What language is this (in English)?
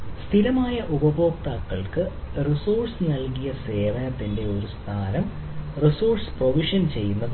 Malayalam